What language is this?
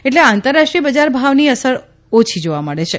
Gujarati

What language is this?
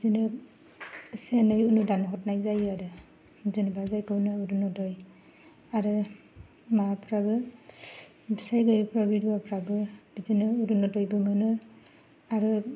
Bodo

